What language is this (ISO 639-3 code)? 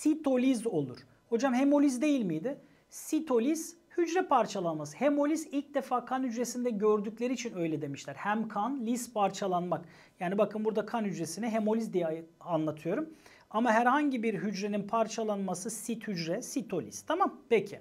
tur